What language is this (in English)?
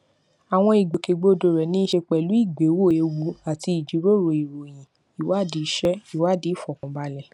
Yoruba